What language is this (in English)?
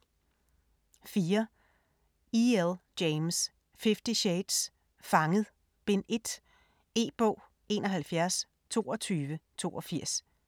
Danish